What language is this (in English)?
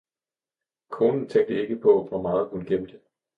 Danish